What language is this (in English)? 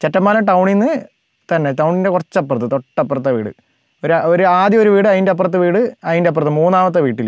Malayalam